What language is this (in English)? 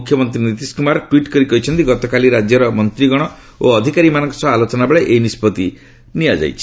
Odia